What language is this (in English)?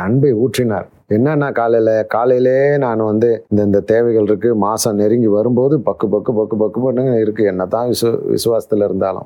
Tamil